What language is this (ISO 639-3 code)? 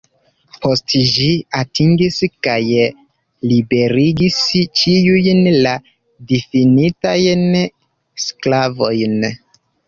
epo